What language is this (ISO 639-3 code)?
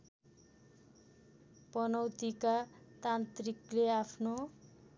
nep